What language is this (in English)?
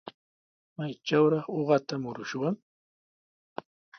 Sihuas Ancash Quechua